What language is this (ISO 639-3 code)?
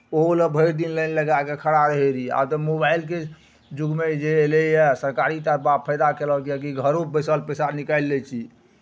mai